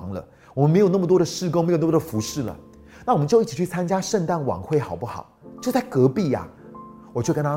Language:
Chinese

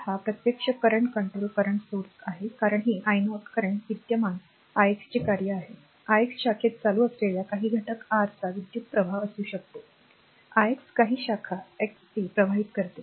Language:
Marathi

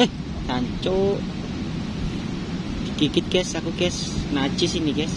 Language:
Indonesian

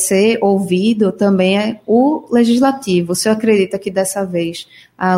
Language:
Portuguese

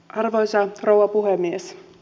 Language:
Finnish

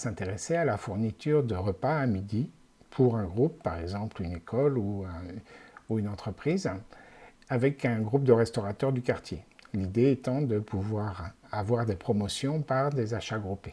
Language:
French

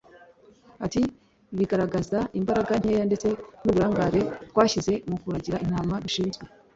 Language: Kinyarwanda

